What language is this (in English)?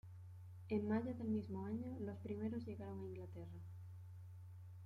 Spanish